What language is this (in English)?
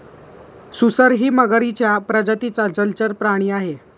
Marathi